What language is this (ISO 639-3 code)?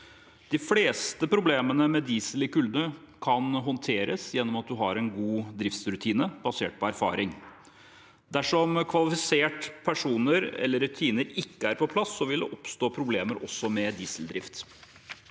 nor